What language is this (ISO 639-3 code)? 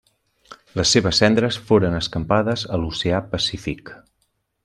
cat